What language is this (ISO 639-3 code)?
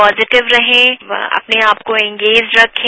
hin